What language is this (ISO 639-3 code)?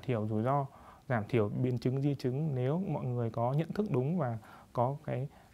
vie